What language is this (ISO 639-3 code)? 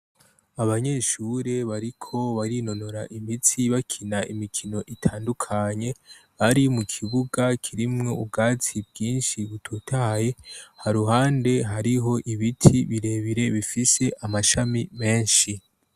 run